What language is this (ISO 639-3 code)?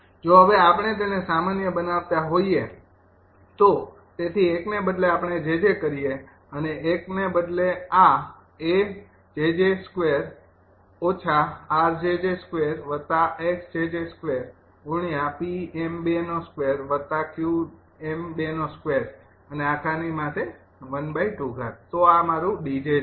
guj